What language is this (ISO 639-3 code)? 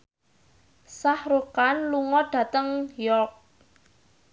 jav